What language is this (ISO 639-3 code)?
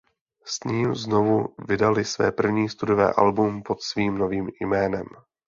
ces